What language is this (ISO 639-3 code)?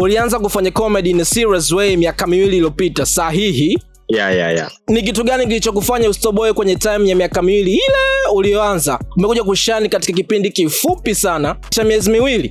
swa